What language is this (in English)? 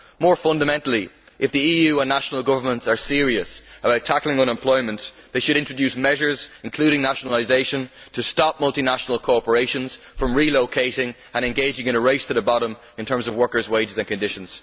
English